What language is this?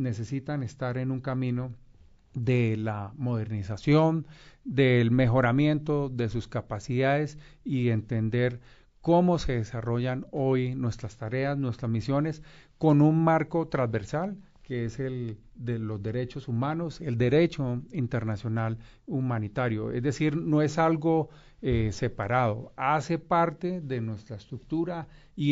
Spanish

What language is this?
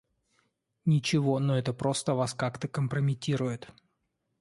Russian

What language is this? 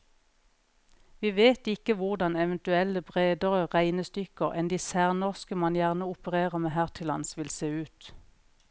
Norwegian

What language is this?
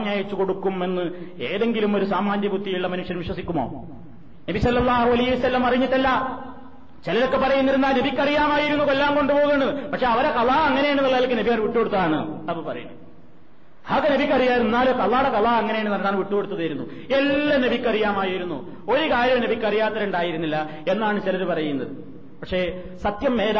Malayalam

